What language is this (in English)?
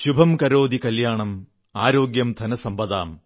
Malayalam